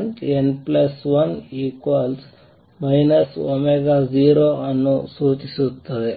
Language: Kannada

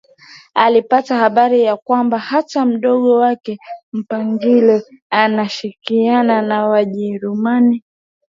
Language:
Swahili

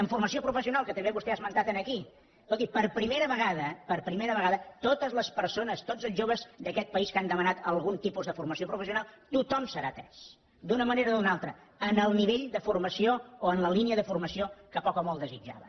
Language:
Catalan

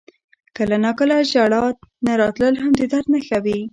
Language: Pashto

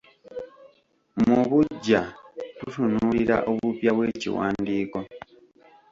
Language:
Ganda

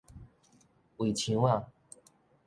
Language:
Min Nan Chinese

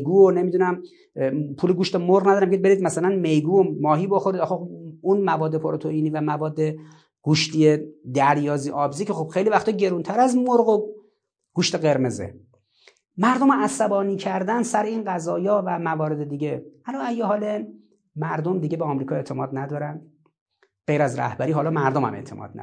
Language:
Persian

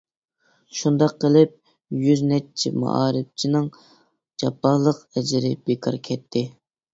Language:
Uyghur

